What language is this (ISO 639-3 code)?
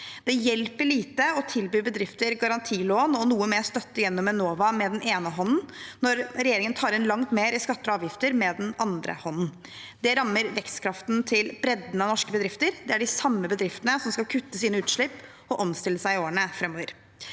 nor